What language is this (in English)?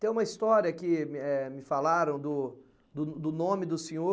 Portuguese